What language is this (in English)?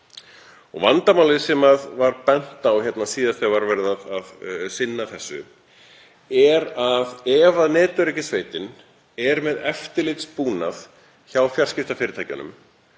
Icelandic